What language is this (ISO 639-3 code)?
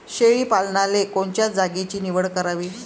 mar